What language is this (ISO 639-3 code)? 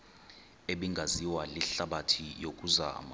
xho